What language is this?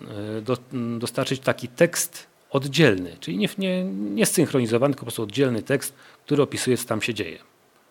Polish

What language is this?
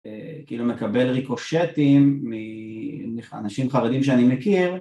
Hebrew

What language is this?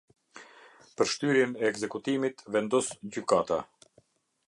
Albanian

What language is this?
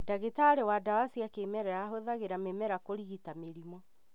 Kikuyu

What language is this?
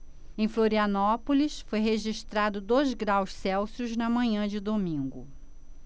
Portuguese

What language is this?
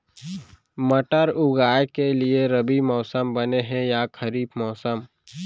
Chhattisgarhi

